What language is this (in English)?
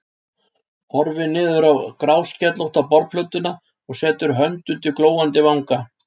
Icelandic